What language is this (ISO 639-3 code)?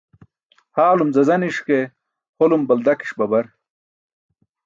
bsk